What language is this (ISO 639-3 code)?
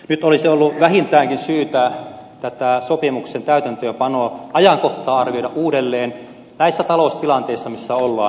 fin